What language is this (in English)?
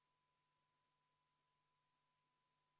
Estonian